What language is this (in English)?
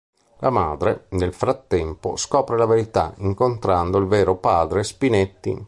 Italian